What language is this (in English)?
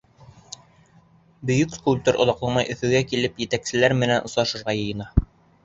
Bashkir